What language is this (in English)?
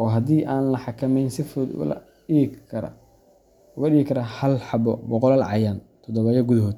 Somali